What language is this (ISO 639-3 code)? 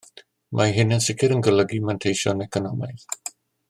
cym